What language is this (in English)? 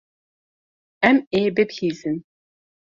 Kurdish